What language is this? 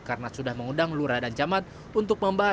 Indonesian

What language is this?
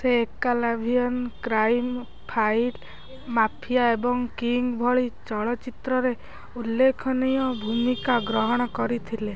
Odia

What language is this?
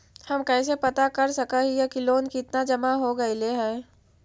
Magahi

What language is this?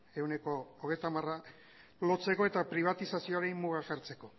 Basque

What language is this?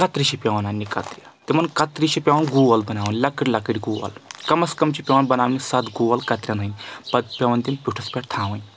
Kashmiri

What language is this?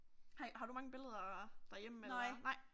Danish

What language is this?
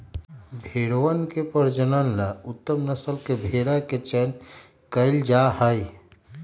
Magahi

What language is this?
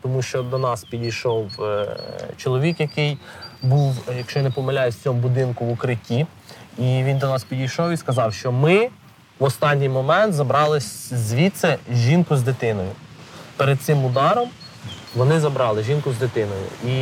Ukrainian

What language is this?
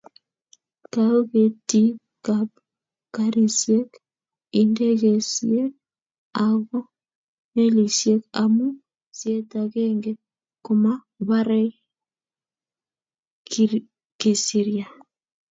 Kalenjin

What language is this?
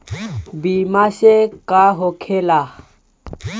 Bhojpuri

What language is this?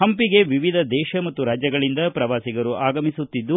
Kannada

